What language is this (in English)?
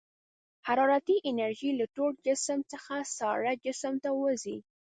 Pashto